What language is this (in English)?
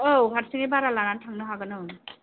Bodo